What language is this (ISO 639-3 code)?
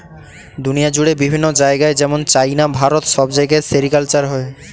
ben